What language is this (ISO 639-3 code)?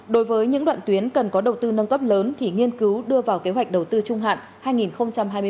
vie